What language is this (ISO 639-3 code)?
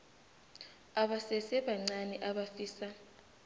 nbl